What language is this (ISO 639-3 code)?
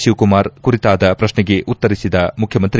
kan